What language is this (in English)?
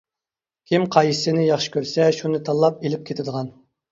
Uyghur